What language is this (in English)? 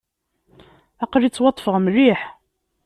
Kabyle